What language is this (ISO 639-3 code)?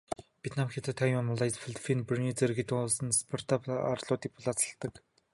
mon